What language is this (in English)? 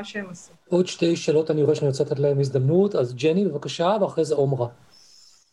Hebrew